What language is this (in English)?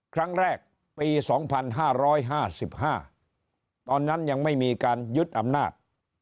Thai